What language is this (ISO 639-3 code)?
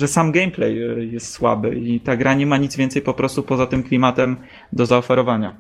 pol